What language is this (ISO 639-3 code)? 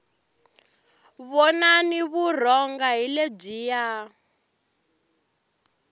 tso